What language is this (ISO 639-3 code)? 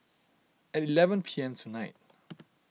eng